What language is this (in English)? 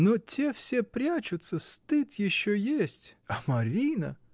Russian